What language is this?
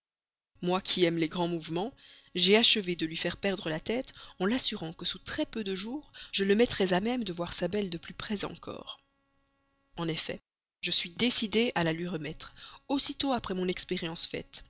French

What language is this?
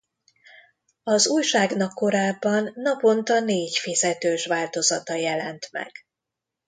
Hungarian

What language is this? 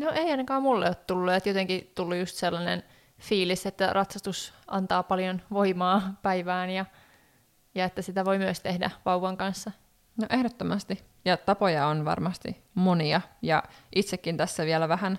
Finnish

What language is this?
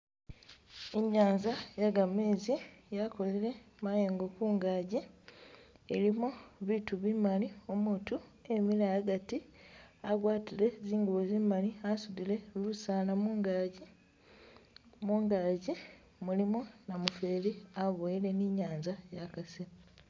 Masaaba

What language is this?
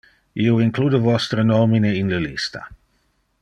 Interlingua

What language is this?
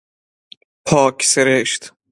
Persian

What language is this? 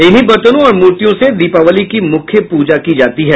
Hindi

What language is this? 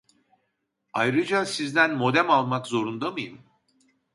Turkish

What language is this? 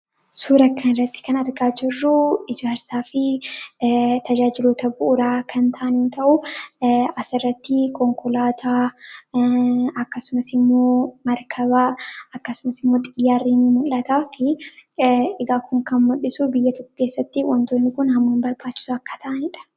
Oromo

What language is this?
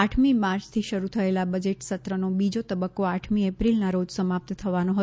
Gujarati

